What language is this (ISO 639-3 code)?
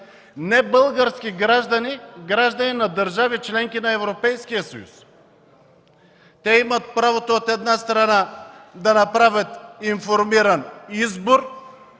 bul